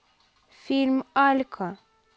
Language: Russian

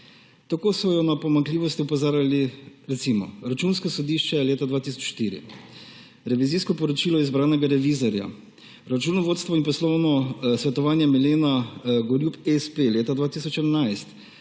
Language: Slovenian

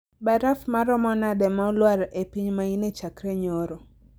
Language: Luo (Kenya and Tanzania)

